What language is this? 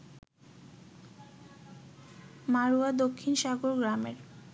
Bangla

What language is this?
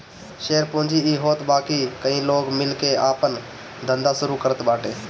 Bhojpuri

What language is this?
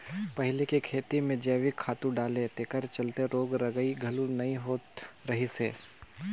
Chhattisgarhi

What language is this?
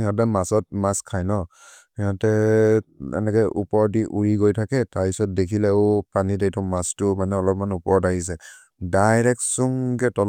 Maria (India)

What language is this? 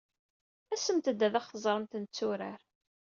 Kabyle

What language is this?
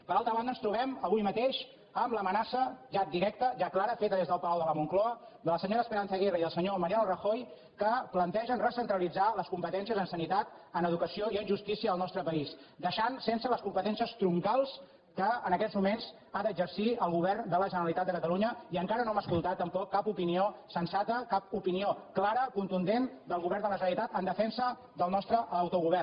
Catalan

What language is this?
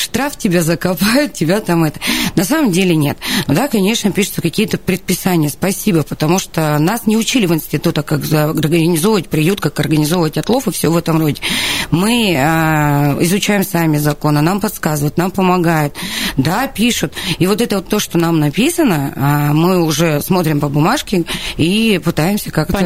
Russian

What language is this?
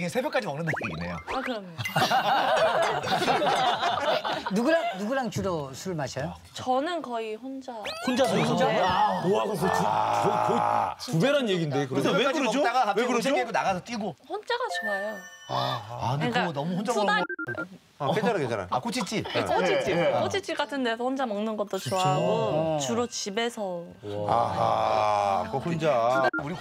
Korean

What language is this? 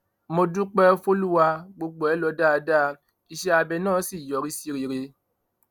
Yoruba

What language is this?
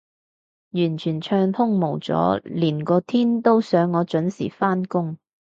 Cantonese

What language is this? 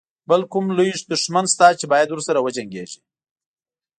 Pashto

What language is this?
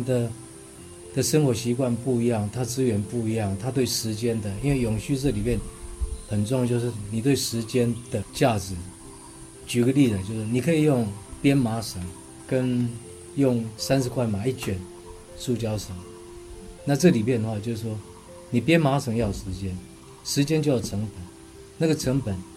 Chinese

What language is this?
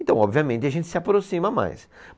Portuguese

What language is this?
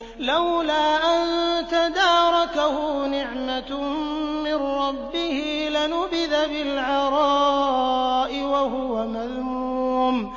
Arabic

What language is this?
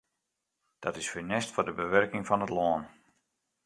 Western Frisian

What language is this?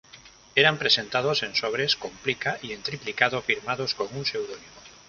Spanish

